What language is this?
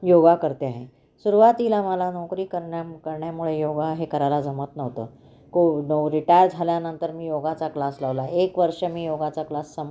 Marathi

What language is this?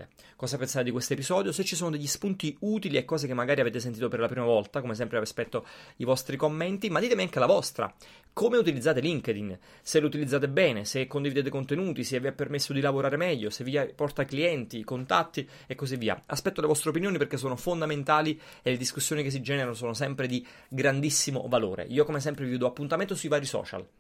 Italian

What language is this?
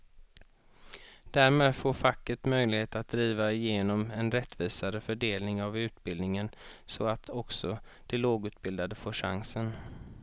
Swedish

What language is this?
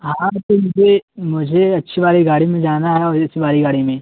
Urdu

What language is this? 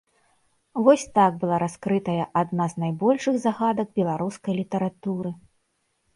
Belarusian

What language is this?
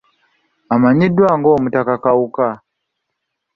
Ganda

